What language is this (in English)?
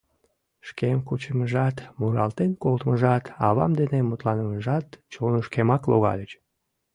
Mari